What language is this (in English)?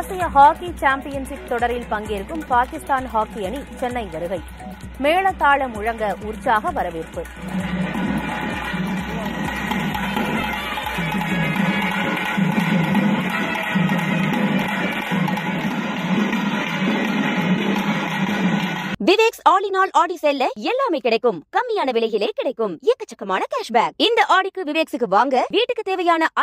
Turkish